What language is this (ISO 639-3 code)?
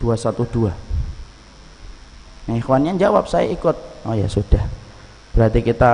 ind